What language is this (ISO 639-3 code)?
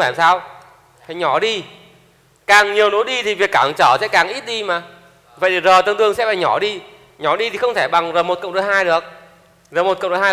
vie